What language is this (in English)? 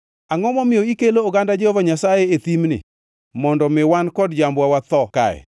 Luo (Kenya and Tanzania)